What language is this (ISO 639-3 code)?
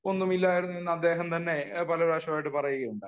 mal